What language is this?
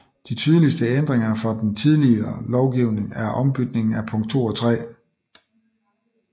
Danish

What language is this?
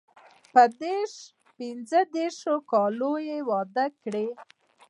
Pashto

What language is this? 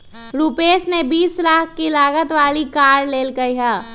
Magahi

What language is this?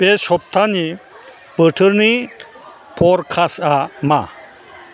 Bodo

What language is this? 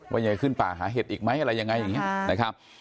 Thai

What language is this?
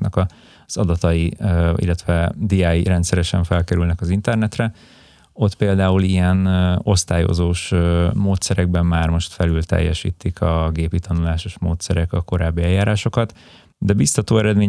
Hungarian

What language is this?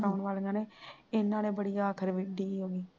Punjabi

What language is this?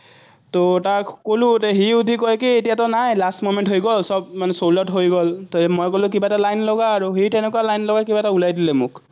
Assamese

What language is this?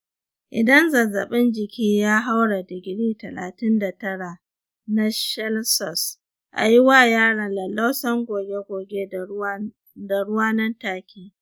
Hausa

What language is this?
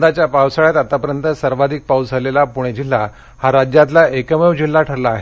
Marathi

